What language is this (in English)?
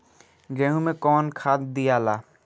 Bhojpuri